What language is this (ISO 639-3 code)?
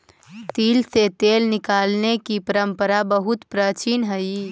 mag